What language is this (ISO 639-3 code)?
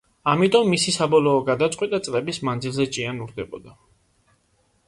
kat